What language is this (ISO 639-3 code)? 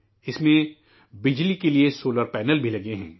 urd